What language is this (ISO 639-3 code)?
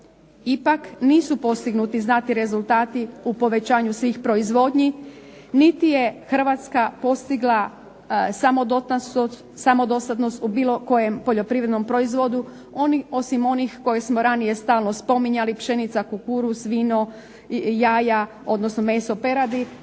hrv